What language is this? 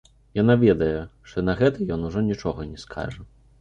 Belarusian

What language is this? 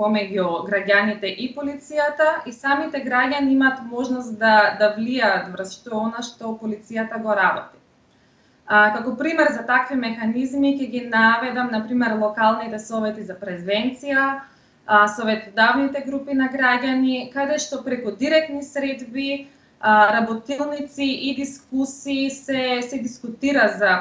Macedonian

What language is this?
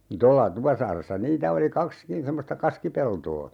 Finnish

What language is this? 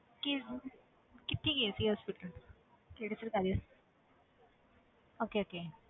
Punjabi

